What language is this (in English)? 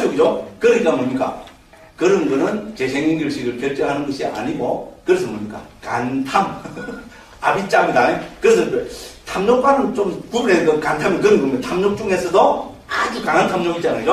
Korean